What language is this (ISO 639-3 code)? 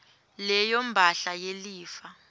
ssw